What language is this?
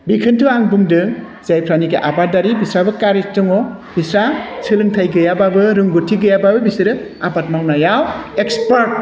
Bodo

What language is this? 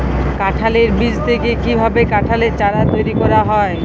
Bangla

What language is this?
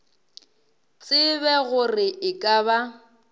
Northern Sotho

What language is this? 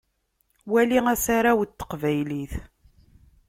Kabyle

